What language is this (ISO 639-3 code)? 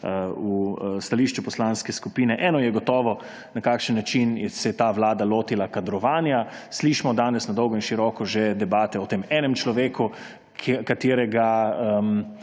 slv